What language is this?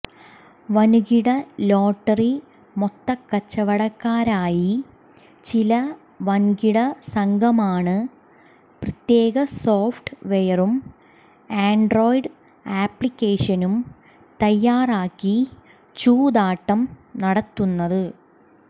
Malayalam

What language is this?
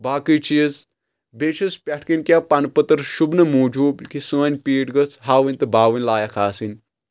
Kashmiri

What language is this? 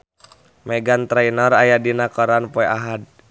Sundanese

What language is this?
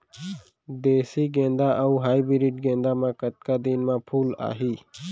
Chhattisgarhi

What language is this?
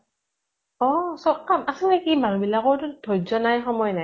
Assamese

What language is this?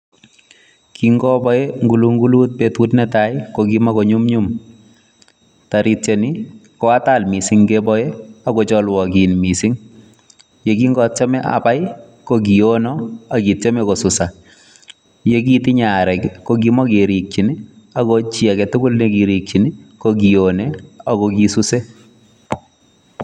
Kalenjin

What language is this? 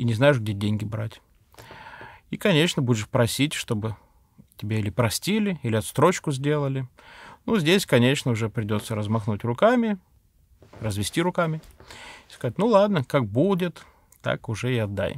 Russian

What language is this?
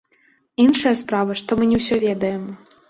Belarusian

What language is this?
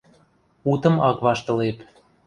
Western Mari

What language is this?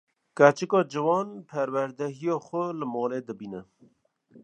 Kurdish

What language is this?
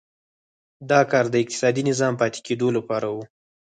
Pashto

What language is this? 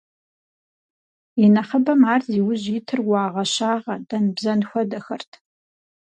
Kabardian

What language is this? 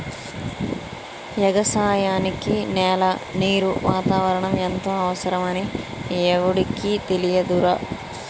Telugu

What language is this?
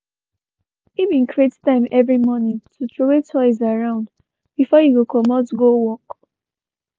Nigerian Pidgin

